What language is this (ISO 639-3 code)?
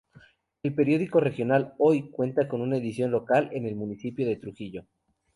spa